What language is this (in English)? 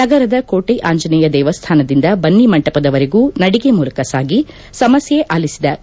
Kannada